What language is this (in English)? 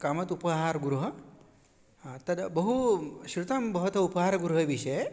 Sanskrit